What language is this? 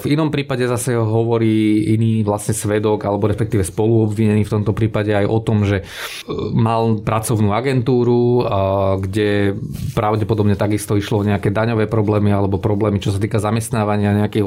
Slovak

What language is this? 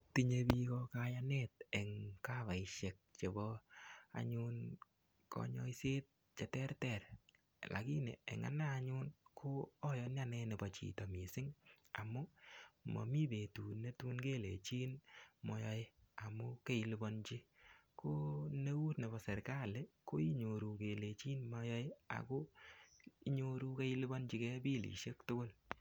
Kalenjin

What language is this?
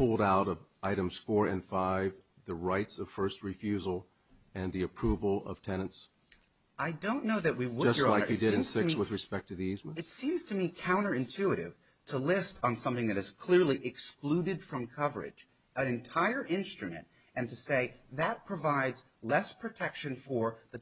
English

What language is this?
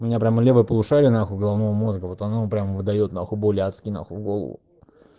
Russian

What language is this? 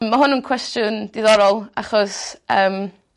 Welsh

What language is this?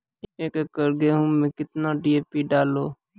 Maithili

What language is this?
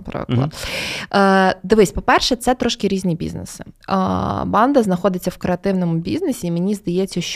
Ukrainian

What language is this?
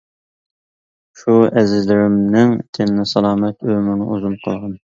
Uyghur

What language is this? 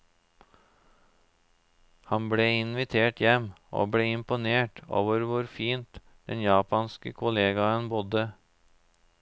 Norwegian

